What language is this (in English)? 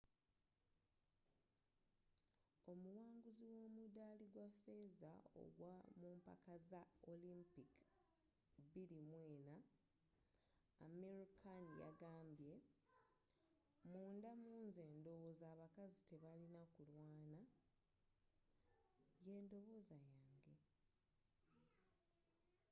Ganda